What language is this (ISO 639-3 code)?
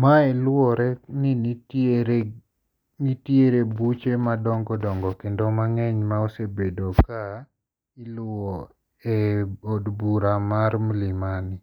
luo